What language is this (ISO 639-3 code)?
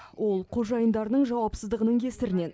kaz